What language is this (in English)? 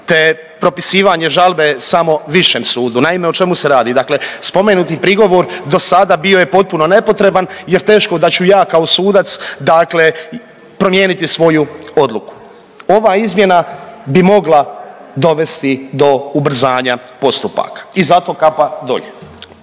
Croatian